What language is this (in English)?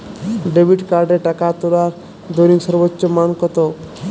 Bangla